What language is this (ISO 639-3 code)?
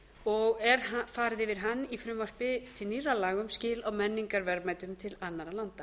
isl